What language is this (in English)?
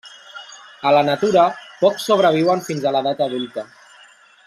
Catalan